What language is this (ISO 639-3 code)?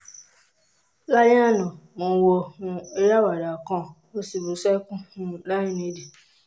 yor